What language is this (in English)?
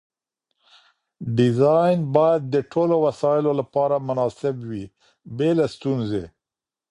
Pashto